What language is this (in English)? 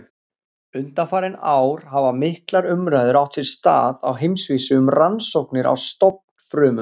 Icelandic